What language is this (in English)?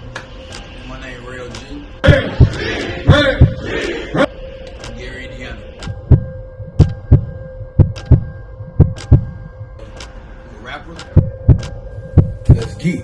English